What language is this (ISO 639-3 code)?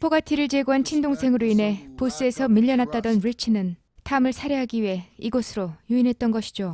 kor